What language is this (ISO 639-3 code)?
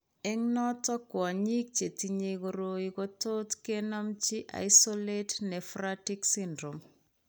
kln